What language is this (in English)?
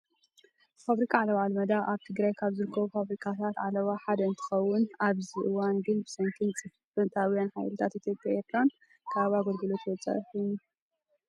Tigrinya